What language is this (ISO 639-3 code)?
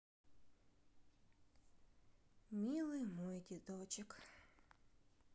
rus